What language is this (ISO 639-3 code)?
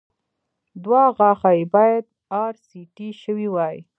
pus